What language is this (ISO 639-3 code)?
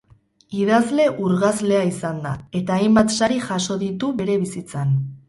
eus